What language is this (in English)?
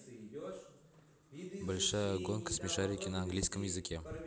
Russian